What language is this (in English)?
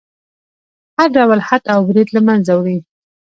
Pashto